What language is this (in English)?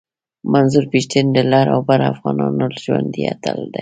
Pashto